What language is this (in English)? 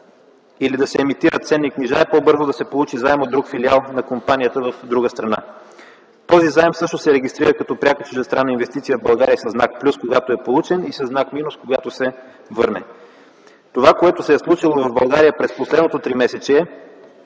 Bulgarian